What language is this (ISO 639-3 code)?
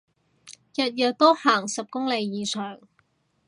yue